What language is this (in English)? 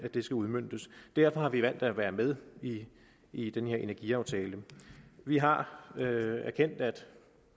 Danish